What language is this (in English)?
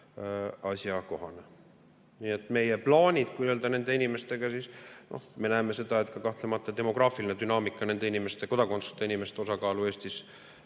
Estonian